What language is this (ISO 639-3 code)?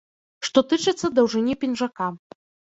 bel